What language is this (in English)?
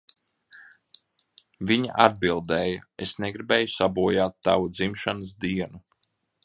Latvian